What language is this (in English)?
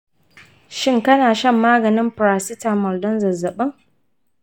Hausa